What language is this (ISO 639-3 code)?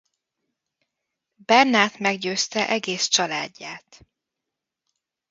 hun